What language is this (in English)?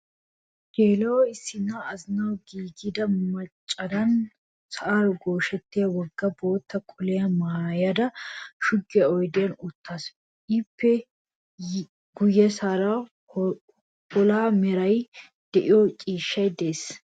Wolaytta